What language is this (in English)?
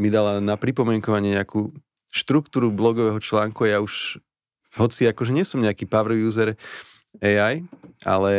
Slovak